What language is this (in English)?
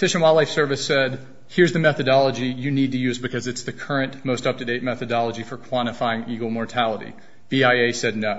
English